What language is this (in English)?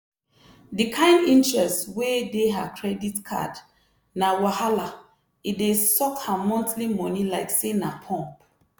Nigerian Pidgin